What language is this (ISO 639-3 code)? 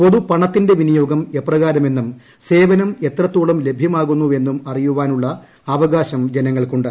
mal